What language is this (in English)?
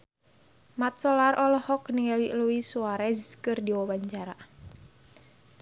Sundanese